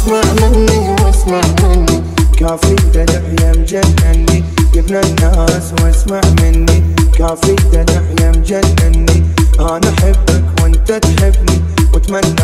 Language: Arabic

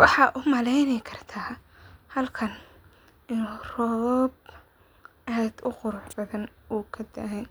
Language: Somali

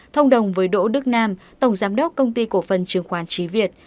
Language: Vietnamese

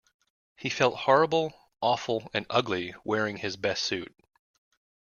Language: English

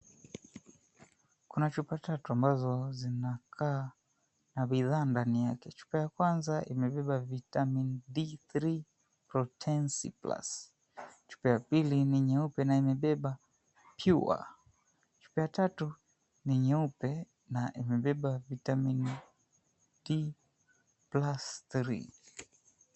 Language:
Swahili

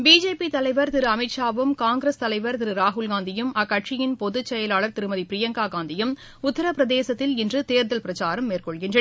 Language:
Tamil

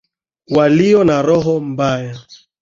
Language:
Swahili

